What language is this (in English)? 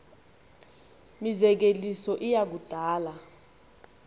Xhosa